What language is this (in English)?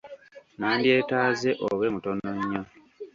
Ganda